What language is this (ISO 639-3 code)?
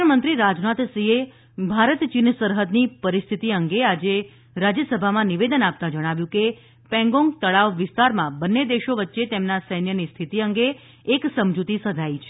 guj